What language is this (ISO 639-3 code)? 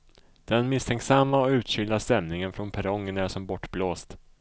swe